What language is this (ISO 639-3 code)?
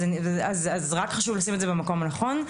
heb